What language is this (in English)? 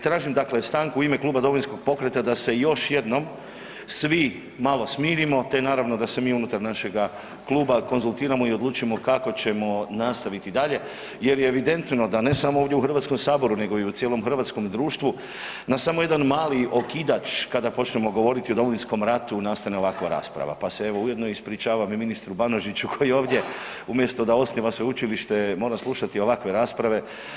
Croatian